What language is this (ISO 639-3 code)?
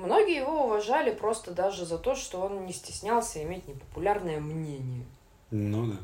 rus